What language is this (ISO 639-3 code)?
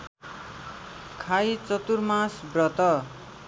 nep